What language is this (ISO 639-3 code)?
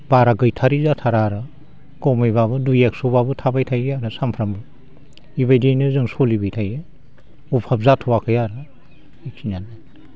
brx